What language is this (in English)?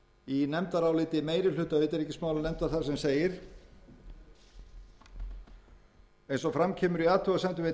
Icelandic